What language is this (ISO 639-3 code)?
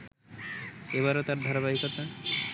ben